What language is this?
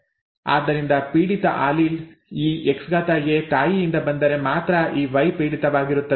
Kannada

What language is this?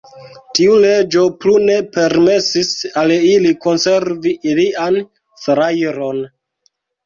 Esperanto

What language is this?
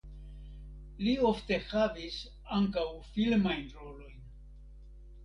Esperanto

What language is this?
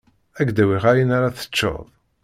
Kabyle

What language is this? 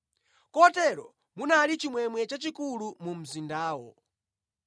Nyanja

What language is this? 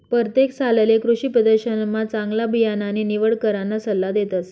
Marathi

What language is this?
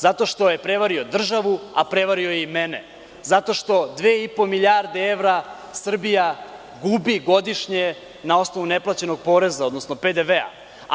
Serbian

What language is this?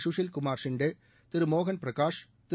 Tamil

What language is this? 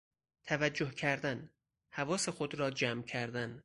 Persian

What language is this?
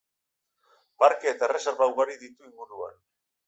Basque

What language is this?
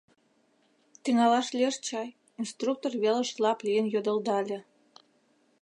Mari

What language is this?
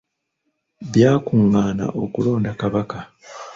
Ganda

